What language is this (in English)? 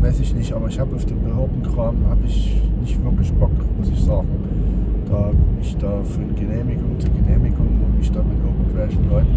German